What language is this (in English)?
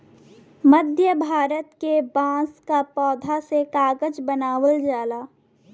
Bhojpuri